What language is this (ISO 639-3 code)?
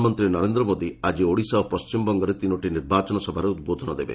ori